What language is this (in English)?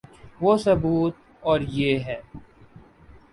Urdu